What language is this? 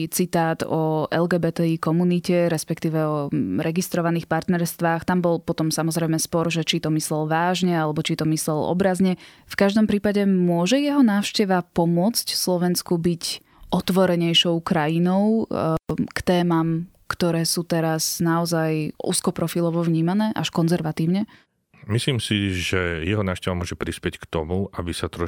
Slovak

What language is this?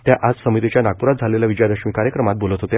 Marathi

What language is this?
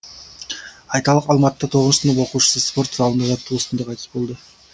Kazakh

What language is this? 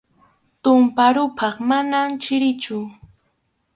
Arequipa-La Unión Quechua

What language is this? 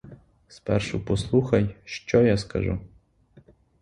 Ukrainian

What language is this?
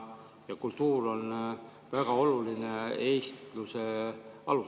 Estonian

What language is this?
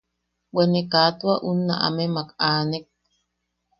Yaqui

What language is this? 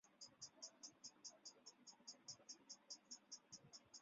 Chinese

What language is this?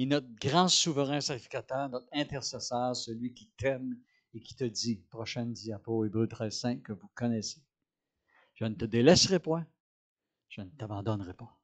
French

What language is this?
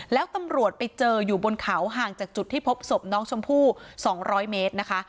Thai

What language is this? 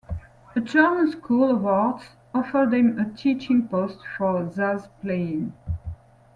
English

